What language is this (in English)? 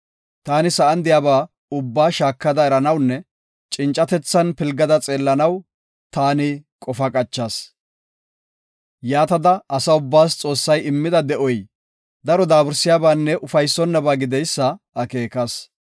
Gofa